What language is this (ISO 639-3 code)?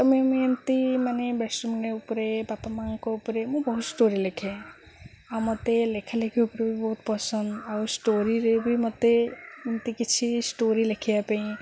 ori